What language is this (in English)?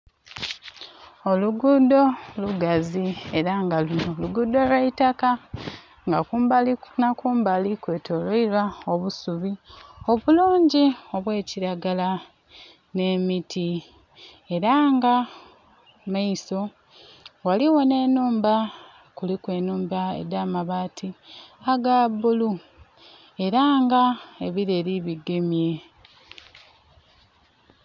Soga